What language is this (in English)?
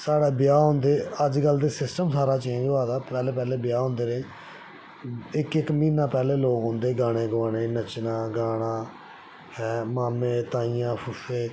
Dogri